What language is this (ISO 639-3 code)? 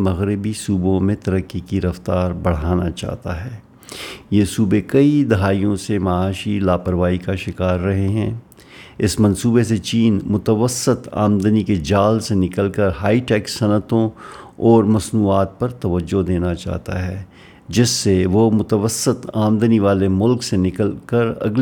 urd